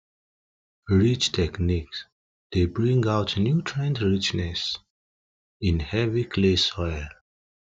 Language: Nigerian Pidgin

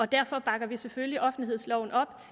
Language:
Danish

